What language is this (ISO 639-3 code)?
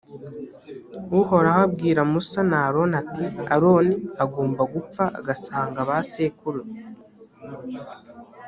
kin